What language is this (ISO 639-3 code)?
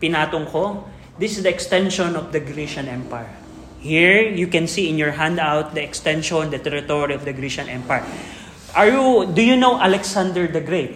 fil